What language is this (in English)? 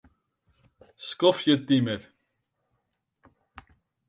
Western Frisian